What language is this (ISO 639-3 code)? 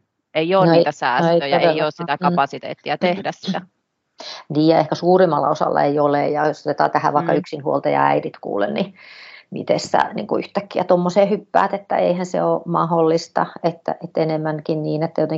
fin